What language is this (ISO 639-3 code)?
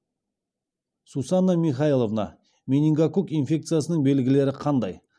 kaz